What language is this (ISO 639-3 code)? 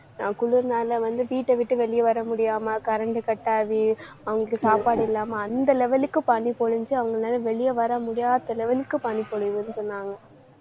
tam